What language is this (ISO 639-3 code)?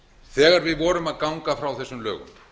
isl